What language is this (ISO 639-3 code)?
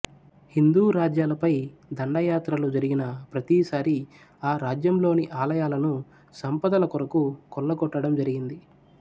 tel